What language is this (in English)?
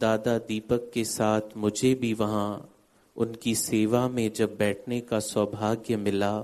Hindi